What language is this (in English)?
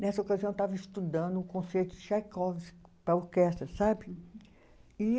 Portuguese